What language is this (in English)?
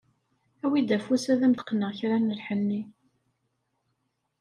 Kabyle